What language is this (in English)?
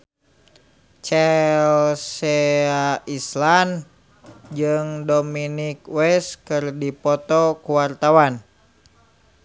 Sundanese